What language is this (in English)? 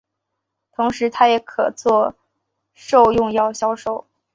Chinese